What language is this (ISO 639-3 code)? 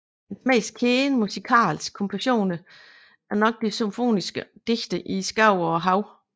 dan